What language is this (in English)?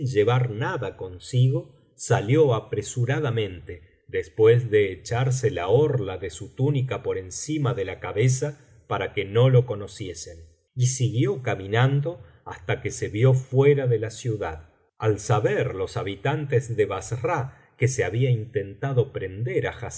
Spanish